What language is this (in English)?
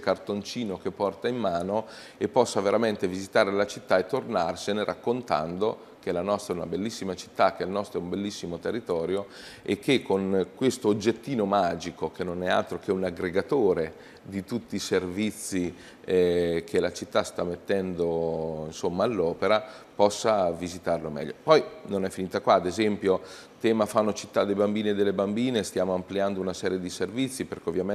Italian